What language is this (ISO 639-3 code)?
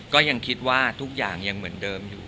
tha